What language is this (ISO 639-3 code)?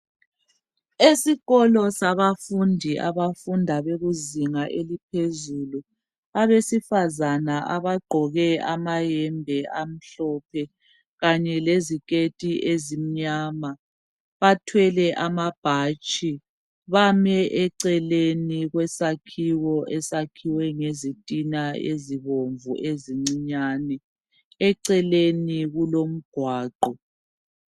nde